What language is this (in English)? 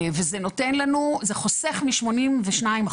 Hebrew